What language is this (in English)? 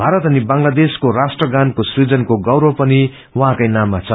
Nepali